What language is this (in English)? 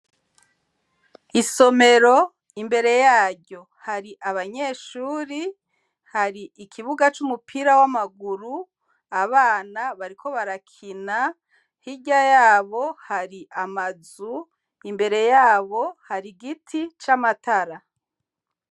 Rundi